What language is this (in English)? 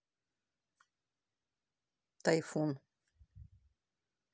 Russian